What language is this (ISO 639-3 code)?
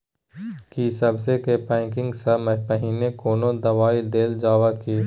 mai